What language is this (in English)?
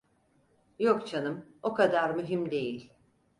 Turkish